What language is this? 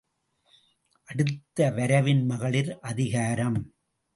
Tamil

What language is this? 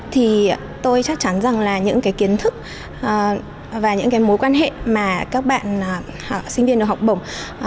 Vietnamese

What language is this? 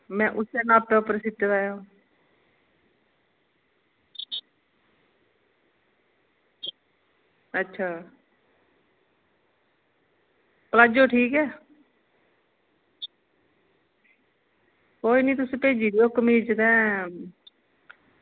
Dogri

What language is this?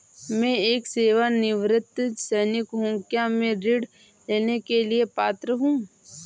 Hindi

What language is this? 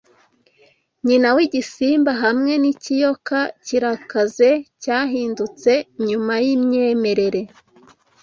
Kinyarwanda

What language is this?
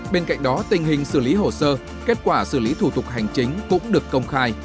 Vietnamese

